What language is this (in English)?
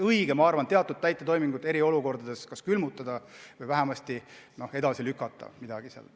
Estonian